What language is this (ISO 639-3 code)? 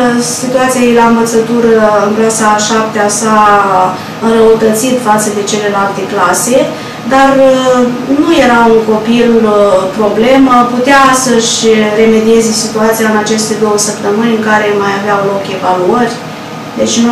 ron